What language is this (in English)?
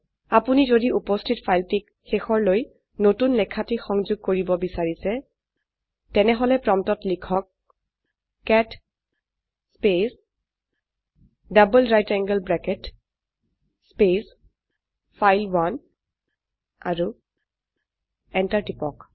Assamese